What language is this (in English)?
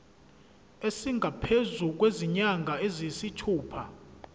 Zulu